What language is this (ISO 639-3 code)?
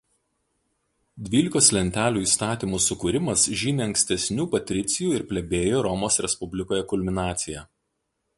lit